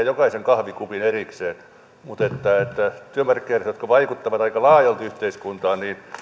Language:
Finnish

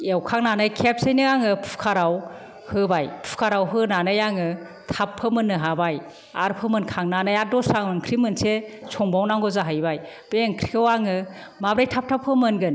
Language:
Bodo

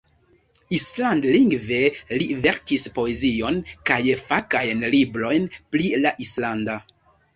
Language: Esperanto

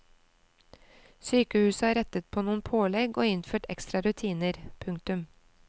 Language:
Norwegian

